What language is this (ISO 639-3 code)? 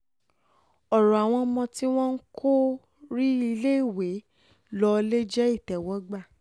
yor